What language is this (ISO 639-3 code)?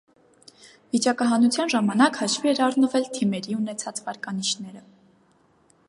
hye